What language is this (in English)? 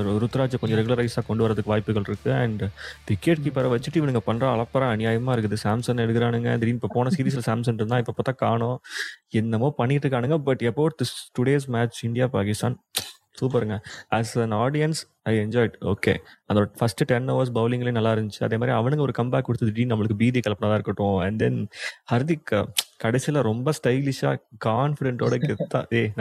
Tamil